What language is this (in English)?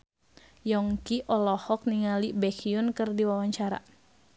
Sundanese